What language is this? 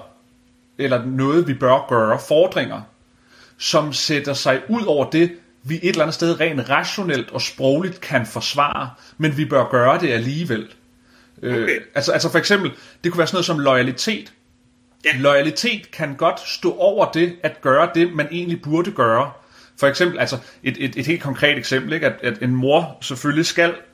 Danish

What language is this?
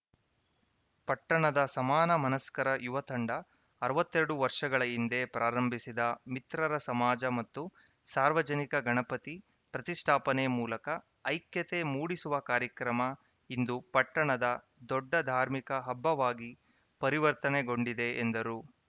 Kannada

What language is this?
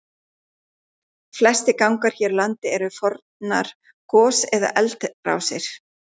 Icelandic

